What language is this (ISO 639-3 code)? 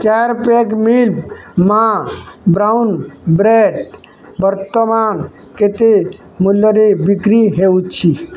ori